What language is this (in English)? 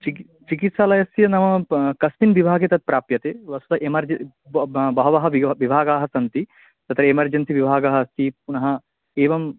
Sanskrit